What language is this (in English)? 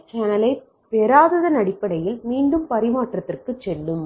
Tamil